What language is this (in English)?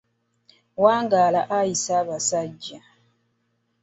Ganda